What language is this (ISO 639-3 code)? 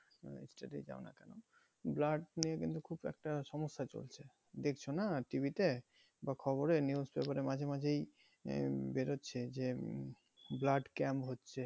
ben